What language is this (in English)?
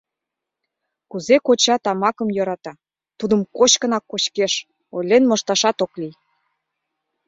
Mari